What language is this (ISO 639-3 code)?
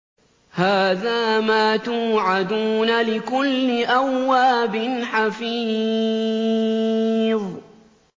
ara